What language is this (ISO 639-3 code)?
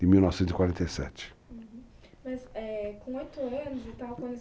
por